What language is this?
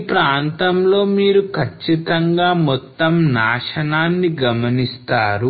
Telugu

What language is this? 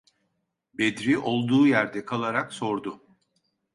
Turkish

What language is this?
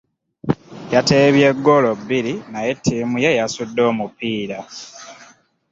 Ganda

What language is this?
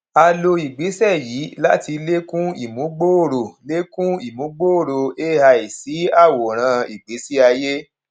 Yoruba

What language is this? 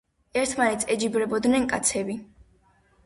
Georgian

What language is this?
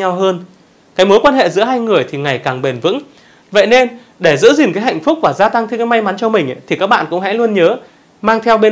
Vietnamese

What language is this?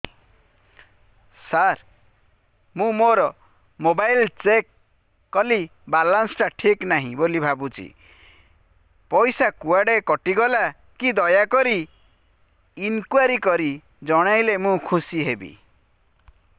Odia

